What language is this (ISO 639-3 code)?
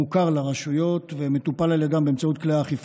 heb